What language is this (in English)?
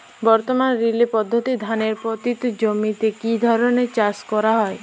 Bangla